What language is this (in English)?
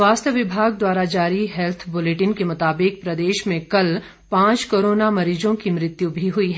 Hindi